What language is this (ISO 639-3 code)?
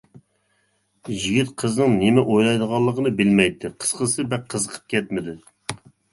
uig